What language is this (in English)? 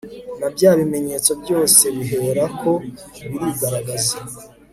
Kinyarwanda